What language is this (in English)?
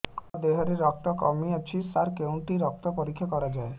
Odia